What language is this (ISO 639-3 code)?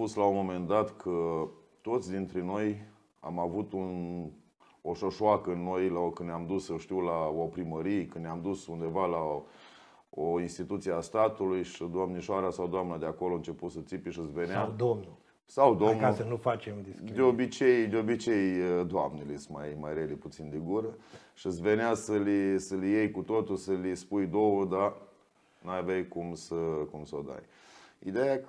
ron